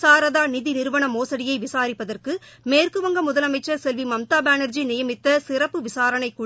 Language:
Tamil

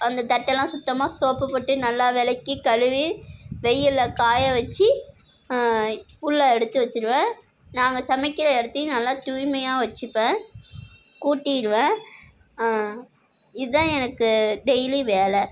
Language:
Tamil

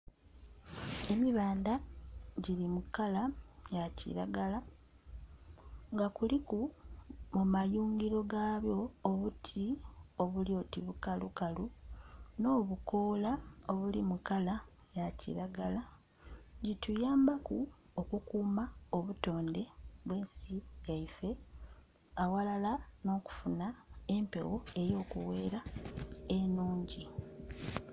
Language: Soga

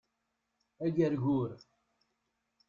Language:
Kabyle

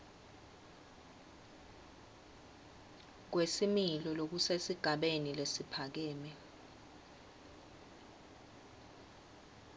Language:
Swati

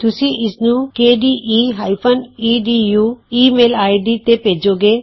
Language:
Punjabi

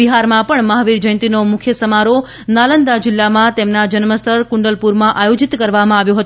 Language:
Gujarati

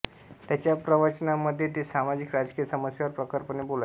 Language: Marathi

